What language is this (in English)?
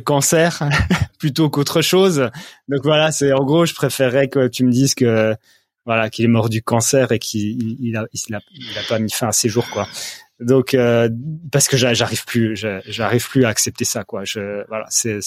French